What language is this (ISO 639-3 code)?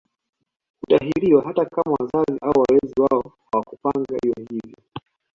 swa